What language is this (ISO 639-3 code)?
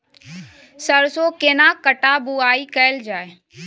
mai